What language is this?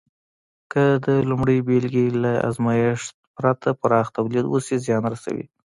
Pashto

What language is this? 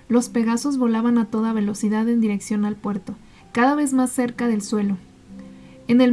Spanish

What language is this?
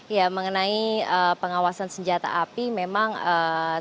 Indonesian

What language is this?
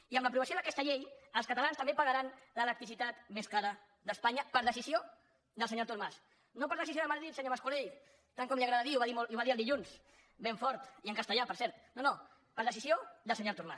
Catalan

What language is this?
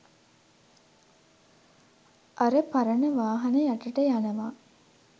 Sinhala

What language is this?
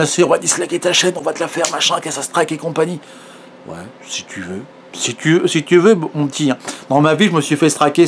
French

